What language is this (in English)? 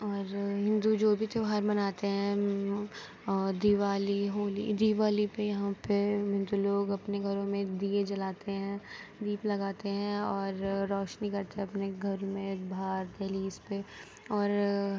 Urdu